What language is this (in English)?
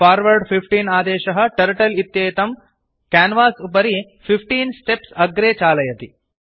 Sanskrit